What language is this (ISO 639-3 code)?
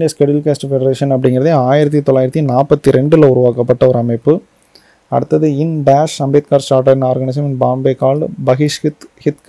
tam